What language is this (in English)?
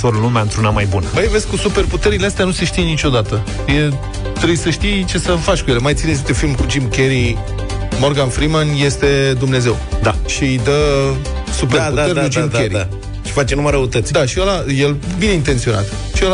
Romanian